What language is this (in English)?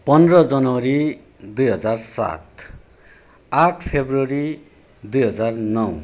Nepali